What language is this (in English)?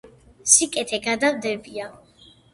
Georgian